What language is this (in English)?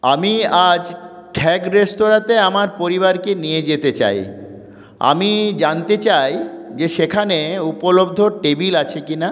Bangla